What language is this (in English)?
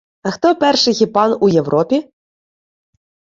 Ukrainian